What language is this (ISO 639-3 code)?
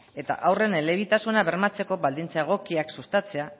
eus